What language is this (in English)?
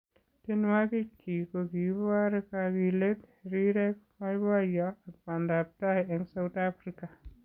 Kalenjin